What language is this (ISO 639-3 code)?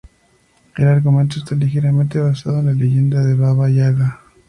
spa